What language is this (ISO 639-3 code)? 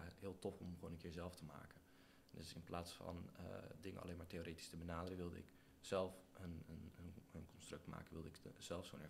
nld